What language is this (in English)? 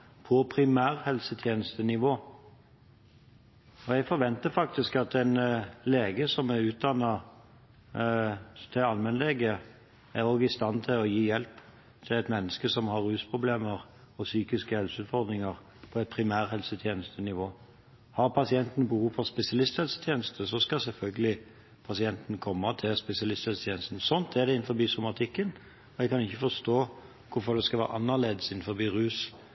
Norwegian Bokmål